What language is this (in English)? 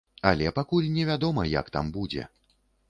Belarusian